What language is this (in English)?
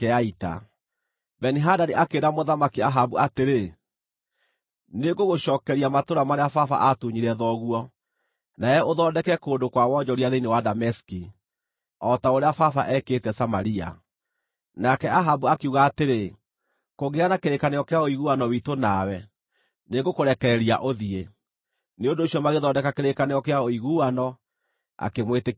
Kikuyu